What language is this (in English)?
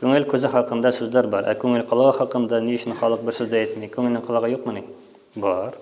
Turkish